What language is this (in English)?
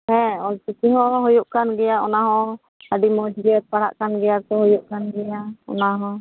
Santali